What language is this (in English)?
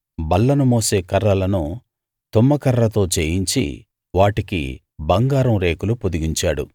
Telugu